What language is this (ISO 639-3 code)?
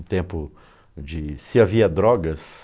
por